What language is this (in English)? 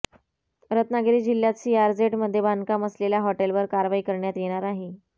Marathi